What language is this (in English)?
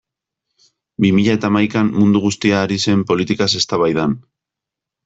Basque